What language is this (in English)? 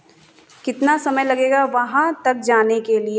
Hindi